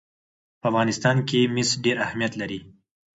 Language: Pashto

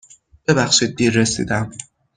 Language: Persian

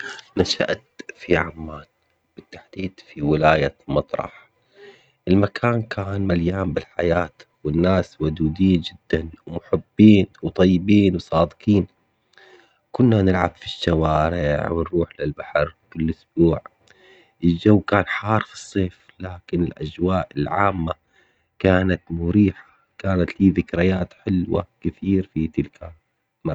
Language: Omani Arabic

